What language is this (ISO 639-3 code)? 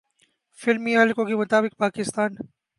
urd